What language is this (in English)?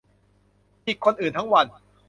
Thai